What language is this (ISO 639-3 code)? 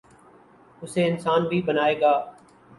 urd